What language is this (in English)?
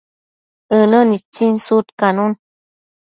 Matsés